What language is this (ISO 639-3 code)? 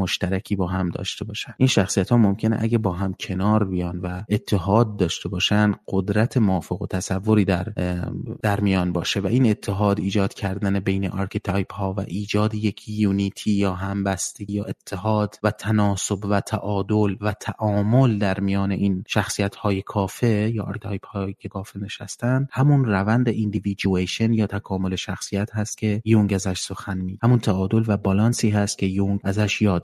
fas